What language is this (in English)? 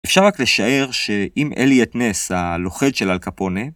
Hebrew